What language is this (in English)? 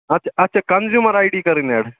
Kashmiri